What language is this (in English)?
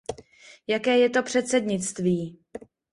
Czech